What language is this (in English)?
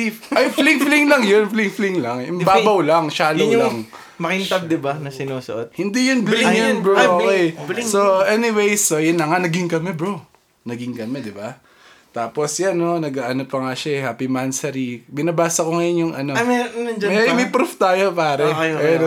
Filipino